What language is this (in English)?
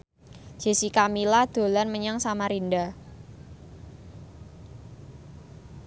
Javanese